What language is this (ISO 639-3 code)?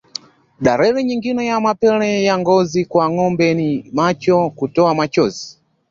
swa